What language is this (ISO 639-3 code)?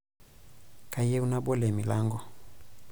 mas